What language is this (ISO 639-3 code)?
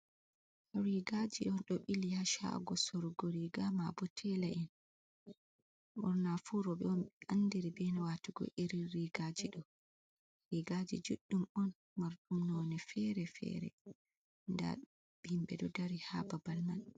ful